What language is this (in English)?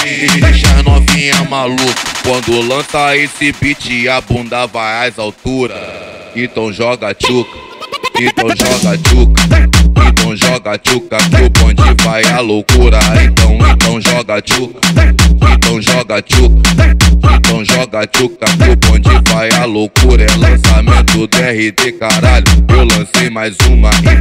Portuguese